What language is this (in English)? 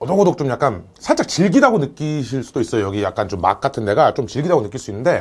Korean